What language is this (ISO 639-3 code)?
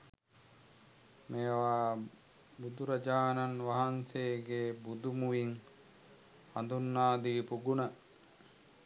sin